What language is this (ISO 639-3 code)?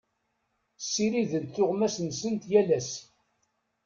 kab